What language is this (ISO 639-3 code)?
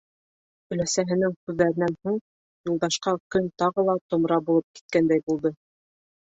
bak